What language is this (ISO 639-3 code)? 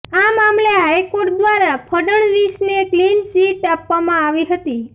guj